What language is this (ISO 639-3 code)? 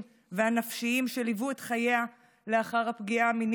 heb